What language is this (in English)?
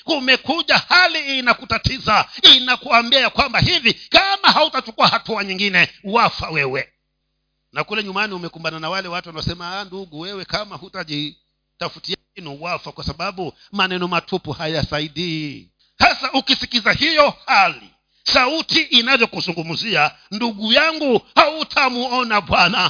Swahili